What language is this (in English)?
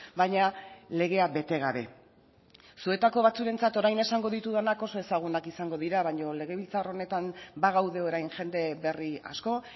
Basque